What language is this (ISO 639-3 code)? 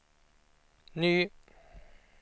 swe